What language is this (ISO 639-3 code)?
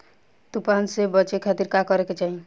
bho